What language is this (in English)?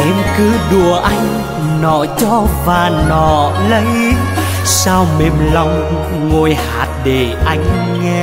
Vietnamese